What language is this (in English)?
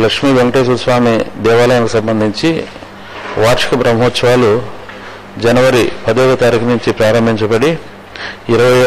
Telugu